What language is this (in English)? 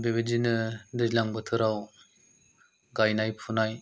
Bodo